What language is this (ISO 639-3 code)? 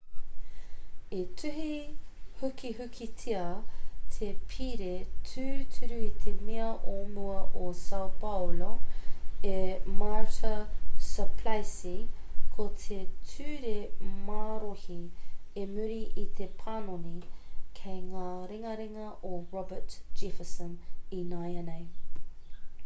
mri